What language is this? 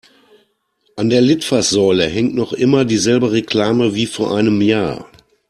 German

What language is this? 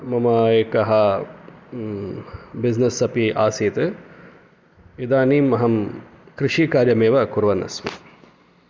Sanskrit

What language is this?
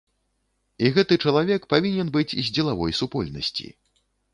Belarusian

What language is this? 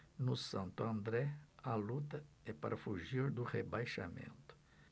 Portuguese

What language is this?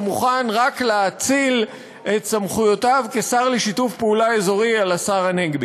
Hebrew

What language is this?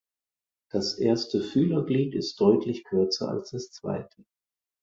German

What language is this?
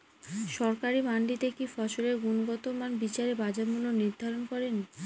Bangla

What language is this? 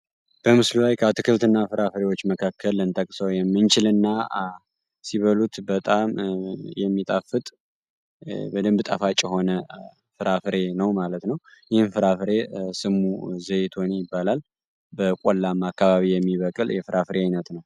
Amharic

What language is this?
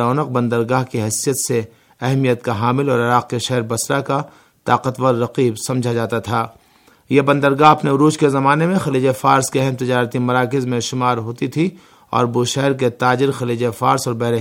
Urdu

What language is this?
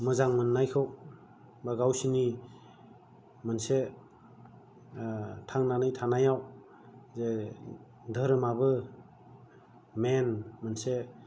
Bodo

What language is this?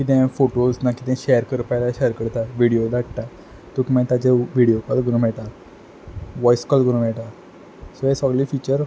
Konkani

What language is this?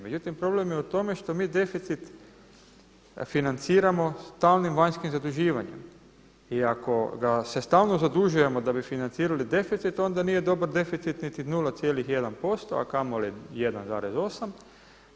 Croatian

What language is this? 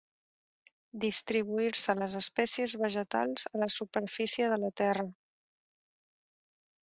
Catalan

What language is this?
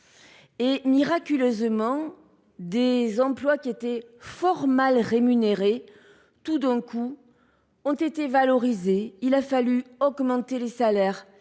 French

